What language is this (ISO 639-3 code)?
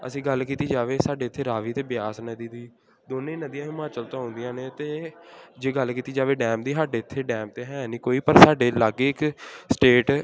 pan